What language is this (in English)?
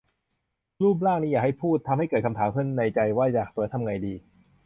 Thai